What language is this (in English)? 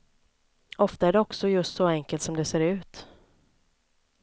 Swedish